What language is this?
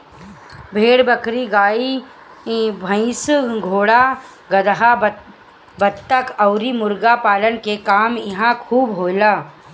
Bhojpuri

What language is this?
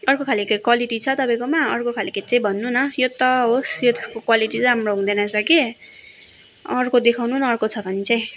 Nepali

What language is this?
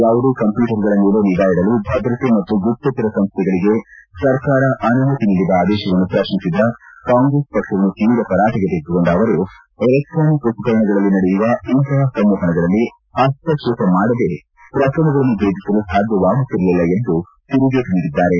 Kannada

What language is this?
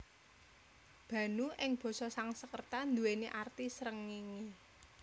Javanese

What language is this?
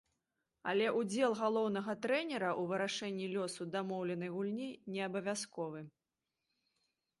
Belarusian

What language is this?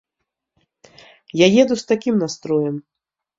Belarusian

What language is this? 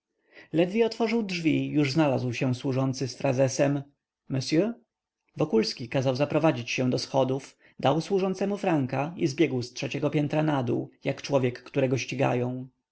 Polish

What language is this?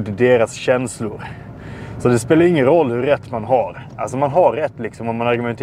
Swedish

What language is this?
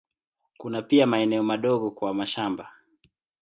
Swahili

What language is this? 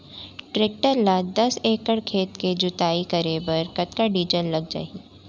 Chhattisgarhi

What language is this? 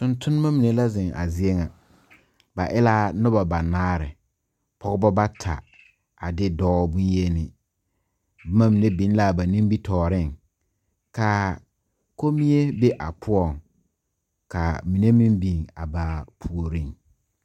Southern Dagaare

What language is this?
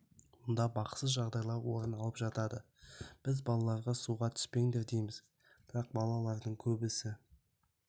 Kazakh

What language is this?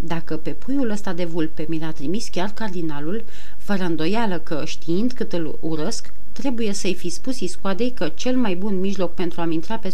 Romanian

